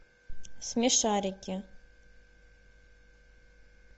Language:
Russian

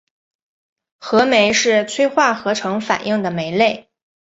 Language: Chinese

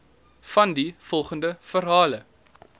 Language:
Afrikaans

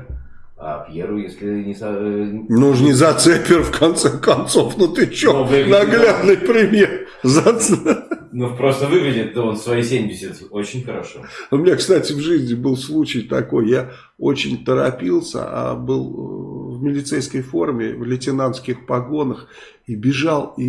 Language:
Russian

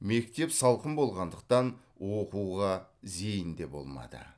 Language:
Kazakh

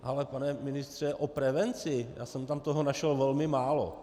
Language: Czech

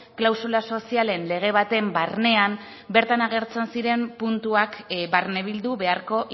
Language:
Basque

